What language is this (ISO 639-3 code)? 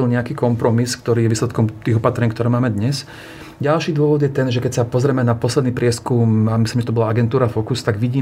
slk